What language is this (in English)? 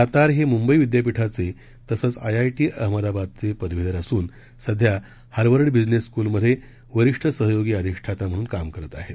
Marathi